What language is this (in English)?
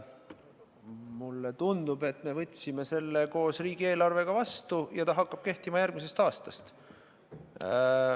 Estonian